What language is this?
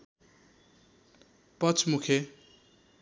Nepali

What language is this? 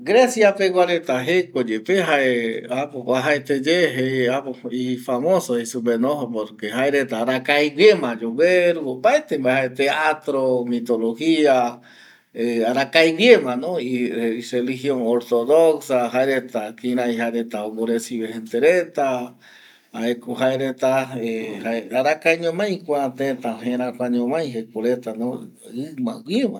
Eastern Bolivian Guaraní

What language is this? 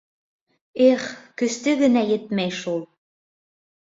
Bashkir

